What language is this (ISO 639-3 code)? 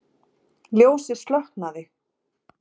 isl